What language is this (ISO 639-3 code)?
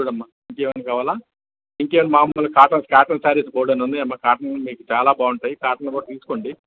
tel